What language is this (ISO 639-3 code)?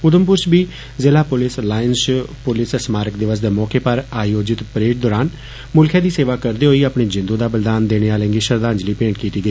doi